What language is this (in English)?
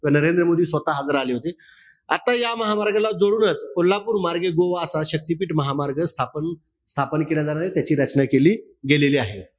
Marathi